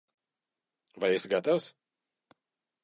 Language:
Latvian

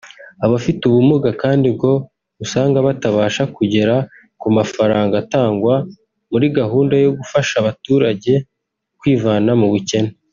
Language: Kinyarwanda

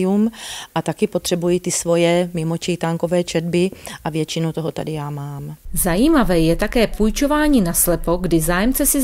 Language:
Czech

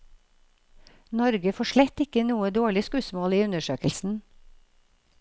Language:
Norwegian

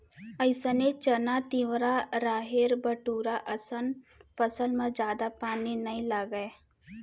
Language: Chhattisgarhi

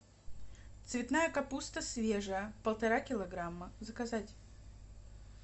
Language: Russian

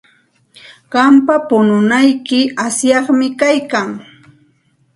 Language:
Santa Ana de Tusi Pasco Quechua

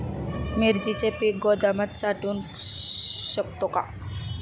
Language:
Marathi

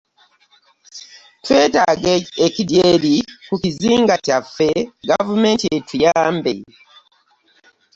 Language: Ganda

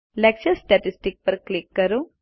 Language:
Gujarati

